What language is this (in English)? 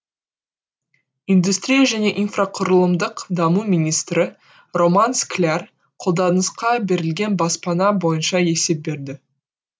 Kazakh